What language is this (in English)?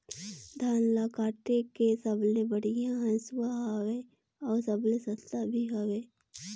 Chhattisgarhi